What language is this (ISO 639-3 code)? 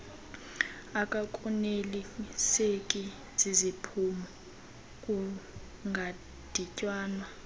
xho